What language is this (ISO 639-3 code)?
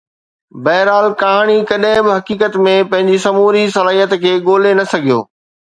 snd